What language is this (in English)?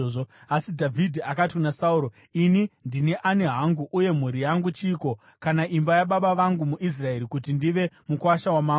Shona